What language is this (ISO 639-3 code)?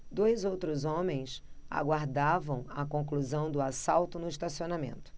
por